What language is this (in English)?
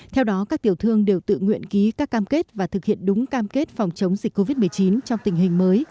Vietnamese